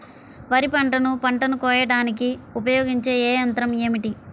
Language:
Telugu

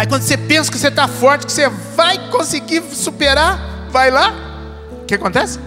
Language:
Portuguese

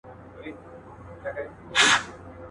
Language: Pashto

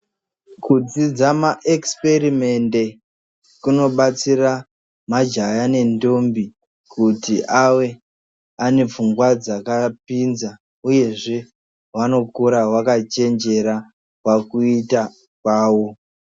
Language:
Ndau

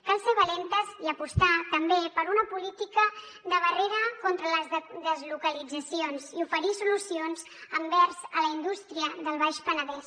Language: Catalan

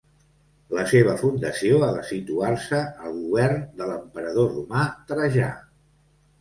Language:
Catalan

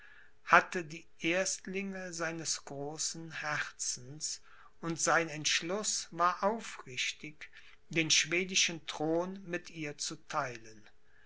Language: German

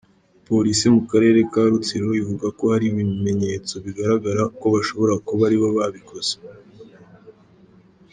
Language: Kinyarwanda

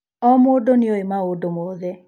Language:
Kikuyu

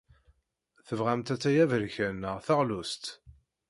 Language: Kabyle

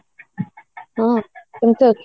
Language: Odia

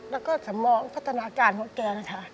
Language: Thai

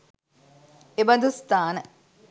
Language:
Sinhala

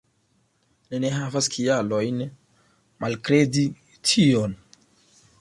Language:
Esperanto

